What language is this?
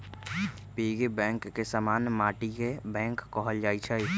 Magahi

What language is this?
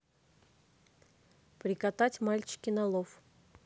Russian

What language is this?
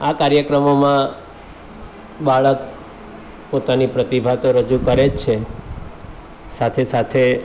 Gujarati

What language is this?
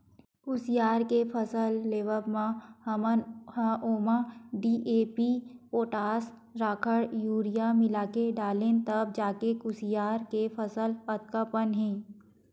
Chhattisgarhi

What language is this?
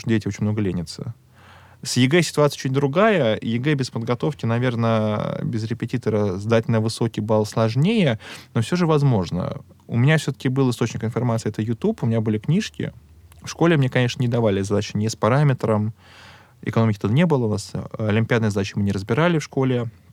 Russian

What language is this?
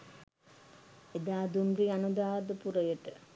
Sinhala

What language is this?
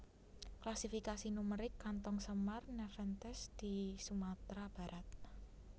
Javanese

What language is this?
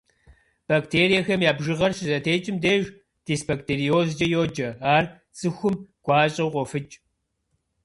Kabardian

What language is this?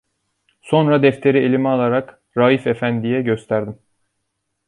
Turkish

